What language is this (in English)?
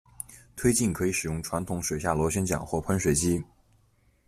Chinese